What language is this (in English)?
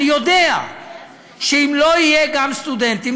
Hebrew